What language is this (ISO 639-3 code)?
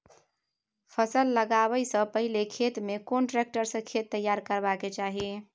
mai